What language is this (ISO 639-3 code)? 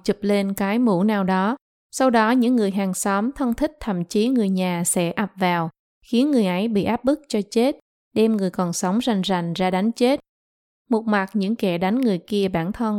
vie